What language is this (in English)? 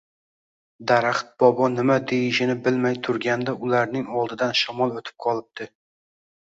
Uzbek